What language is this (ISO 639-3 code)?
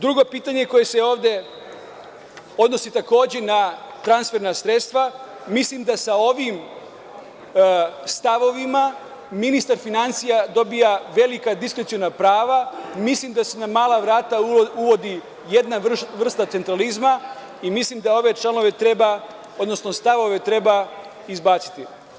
srp